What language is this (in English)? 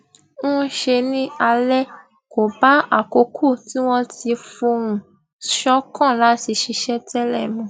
Yoruba